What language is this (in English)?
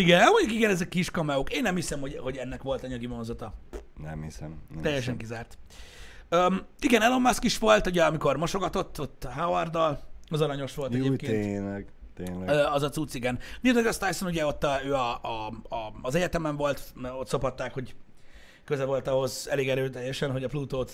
Hungarian